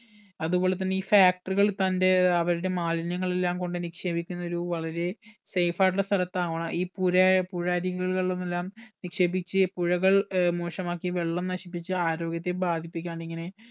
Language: Malayalam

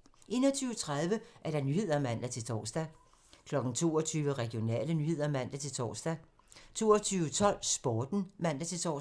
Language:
Danish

